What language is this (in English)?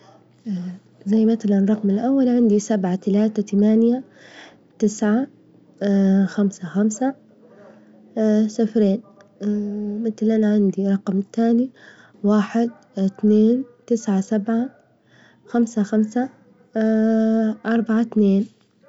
Libyan Arabic